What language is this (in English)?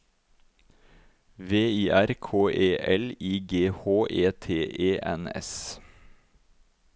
Norwegian